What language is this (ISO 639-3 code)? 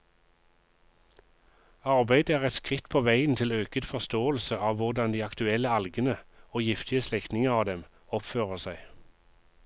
nor